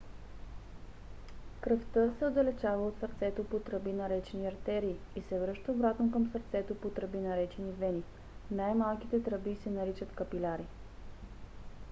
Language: Bulgarian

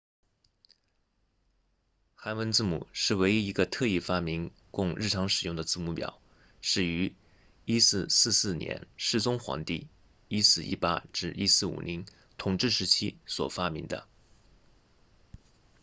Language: Chinese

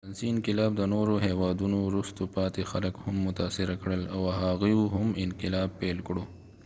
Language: Pashto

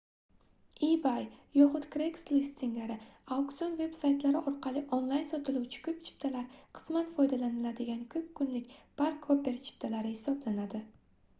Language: Uzbek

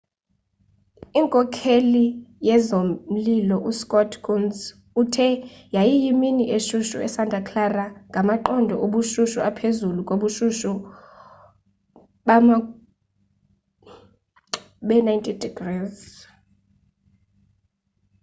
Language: Xhosa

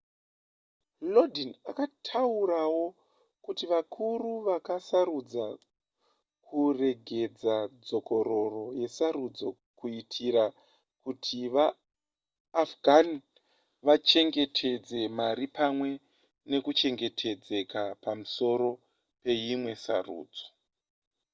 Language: Shona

